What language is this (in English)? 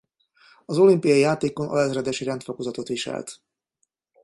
Hungarian